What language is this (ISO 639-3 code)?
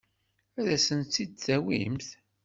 kab